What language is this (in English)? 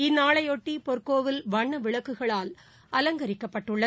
Tamil